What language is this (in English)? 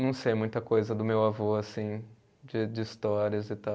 Portuguese